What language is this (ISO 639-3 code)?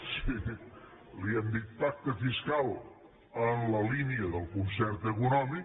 cat